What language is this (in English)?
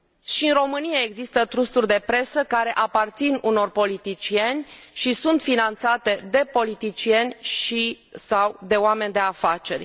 Romanian